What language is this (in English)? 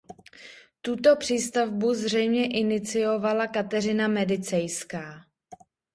Czech